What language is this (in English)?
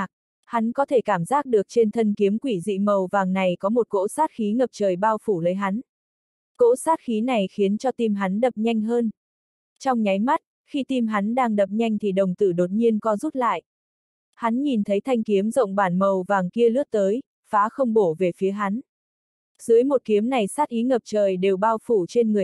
Vietnamese